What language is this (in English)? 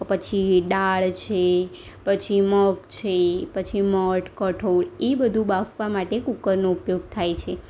Gujarati